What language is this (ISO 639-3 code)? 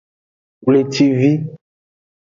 ajg